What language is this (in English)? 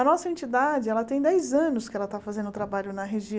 Portuguese